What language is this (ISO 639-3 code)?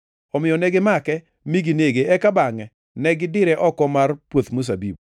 luo